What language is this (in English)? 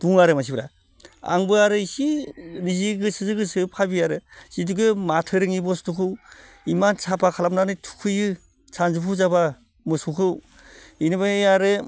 Bodo